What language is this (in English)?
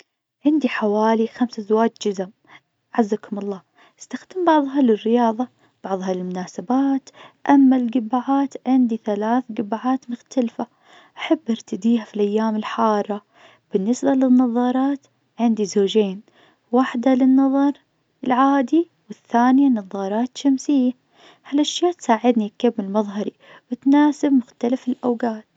Najdi Arabic